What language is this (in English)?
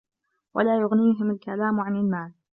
Arabic